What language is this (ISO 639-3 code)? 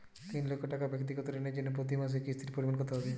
ben